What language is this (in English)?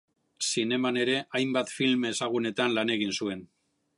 Basque